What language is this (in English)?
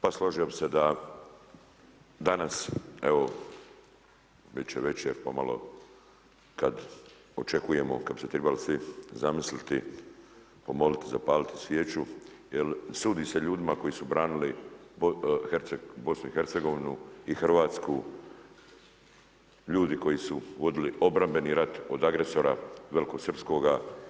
Croatian